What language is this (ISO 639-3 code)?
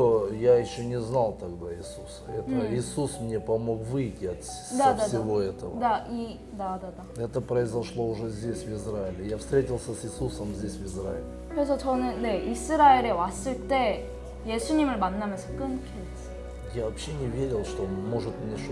kor